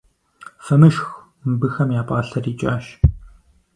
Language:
Kabardian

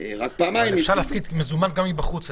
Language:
Hebrew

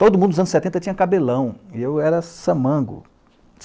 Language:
Portuguese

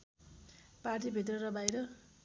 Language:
Nepali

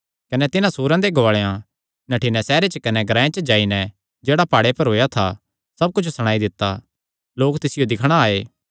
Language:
Kangri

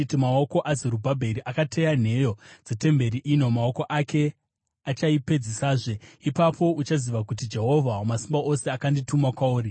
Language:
Shona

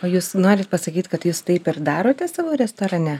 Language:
Lithuanian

